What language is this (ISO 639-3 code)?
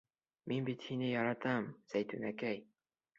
bak